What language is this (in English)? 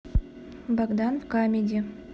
Russian